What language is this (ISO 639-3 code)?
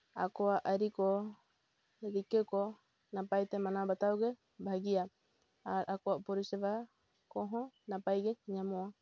sat